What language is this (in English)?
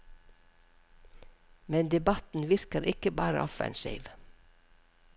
Norwegian